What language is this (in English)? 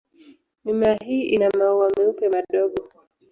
Swahili